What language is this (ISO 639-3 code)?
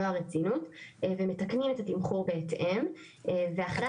heb